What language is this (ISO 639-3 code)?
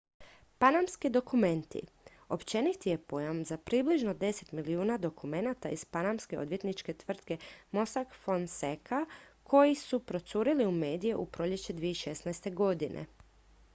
hrv